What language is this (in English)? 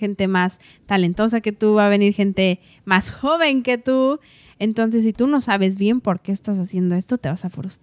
Spanish